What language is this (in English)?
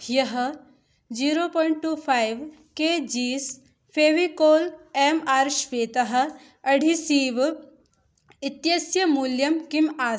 Sanskrit